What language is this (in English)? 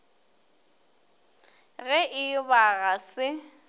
Northern Sotho